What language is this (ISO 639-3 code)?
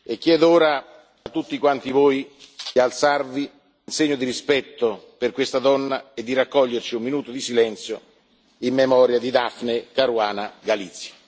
ita